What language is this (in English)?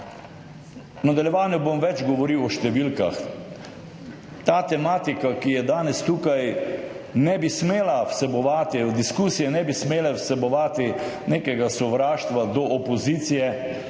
Slovenian